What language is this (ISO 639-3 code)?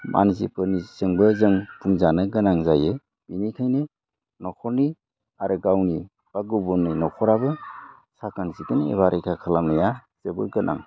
brx